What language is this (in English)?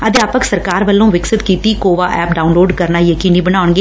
Punjabi